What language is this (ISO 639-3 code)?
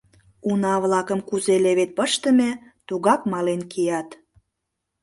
chm